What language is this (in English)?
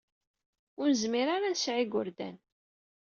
Kabyle